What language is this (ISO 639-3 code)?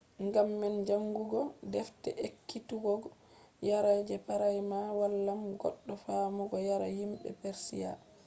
ful